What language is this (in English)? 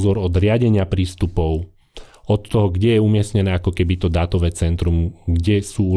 Slovak